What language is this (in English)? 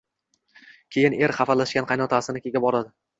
Uzbek